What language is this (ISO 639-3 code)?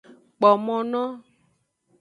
ajg